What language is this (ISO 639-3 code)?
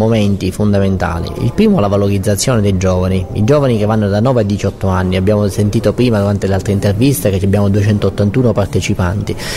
ita